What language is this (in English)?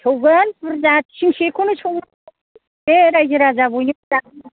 Bodo